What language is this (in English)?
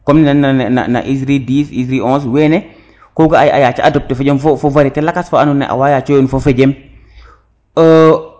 Serer